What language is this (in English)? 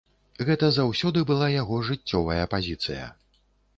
Belarusian